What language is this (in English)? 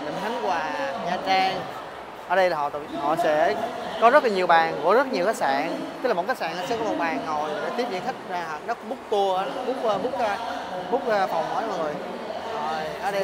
Vietnamese